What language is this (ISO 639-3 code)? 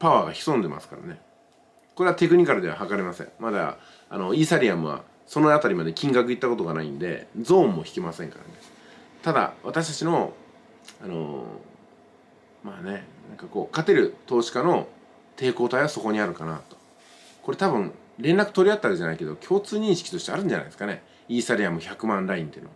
jpn